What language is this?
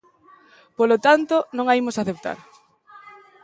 Galician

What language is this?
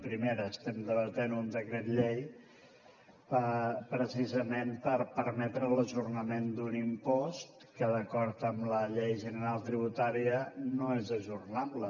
Catalan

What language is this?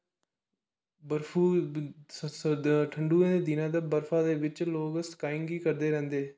Dogri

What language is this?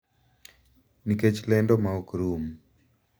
Luo (Kenya and Tanzania)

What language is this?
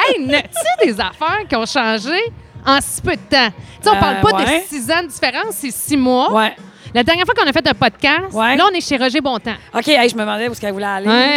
French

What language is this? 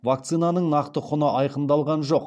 Kazakh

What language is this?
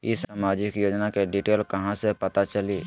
Magahi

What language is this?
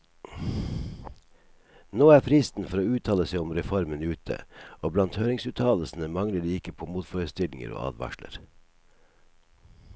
Norwegian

